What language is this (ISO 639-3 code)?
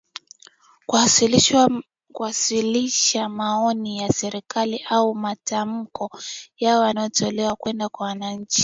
swa